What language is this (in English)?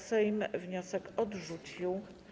Polish